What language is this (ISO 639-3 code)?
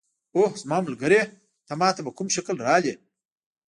pus